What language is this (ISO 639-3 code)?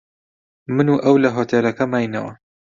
ckb